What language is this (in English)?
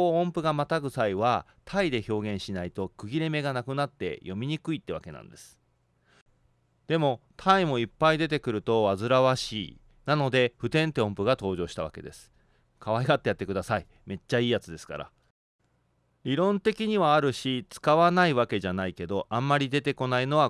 Japanese